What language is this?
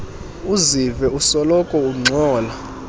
Xhosa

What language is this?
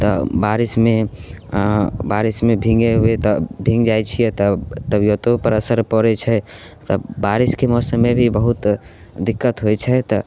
Maithili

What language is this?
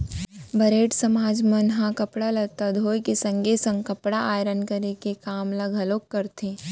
Chhattisgarhi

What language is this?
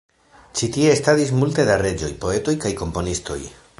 Esperanto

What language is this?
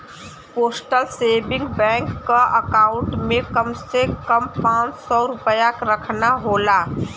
Bhojpuri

